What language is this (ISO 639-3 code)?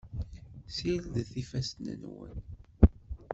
kab